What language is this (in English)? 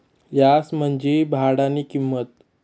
Marathi